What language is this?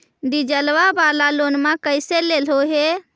Magahi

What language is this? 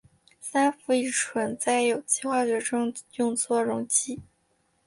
Chinese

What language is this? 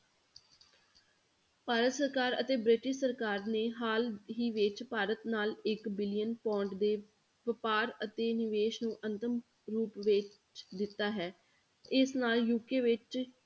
Punjabi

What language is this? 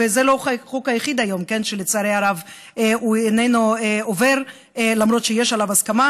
Hebrew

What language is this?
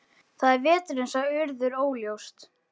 Icelandic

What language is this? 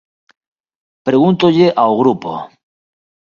Galician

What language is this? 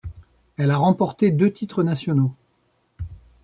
French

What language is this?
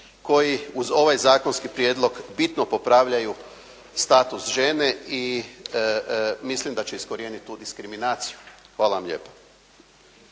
Croatian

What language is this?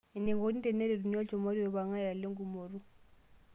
Masai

